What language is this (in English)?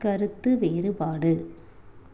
Tamil